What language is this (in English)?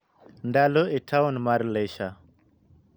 Luo (Kenya and Tanzania)